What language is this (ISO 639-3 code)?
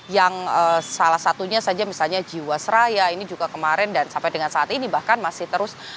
ind